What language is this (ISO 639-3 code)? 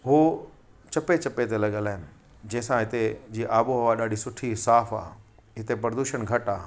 snd